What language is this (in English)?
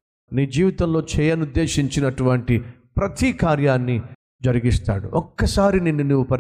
Telugu